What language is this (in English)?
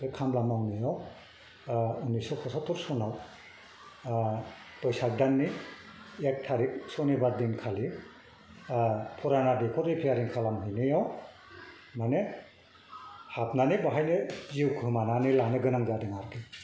Bodo